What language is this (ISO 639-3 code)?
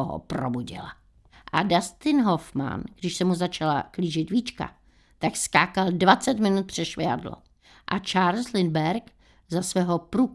ces